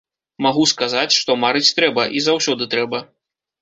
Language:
Belarusian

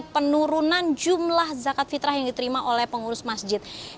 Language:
Indonesian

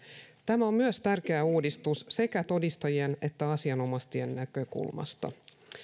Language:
Finnish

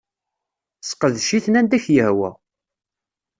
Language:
Kabyle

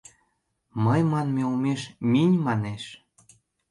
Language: Mari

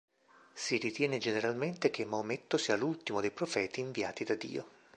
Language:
Italian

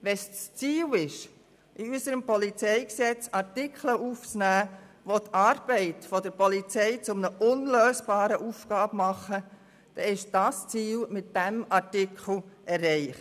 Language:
Swiss German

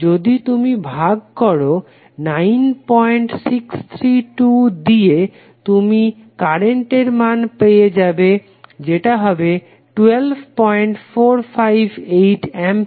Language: Bangla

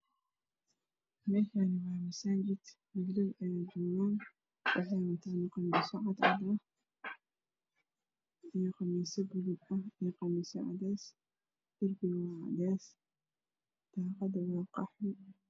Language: Somali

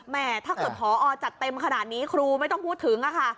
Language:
Thai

